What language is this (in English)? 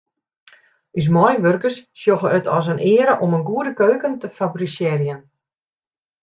Western Frisian